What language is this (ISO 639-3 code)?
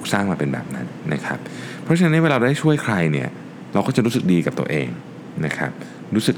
tha